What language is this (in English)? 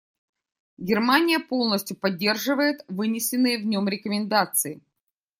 Russian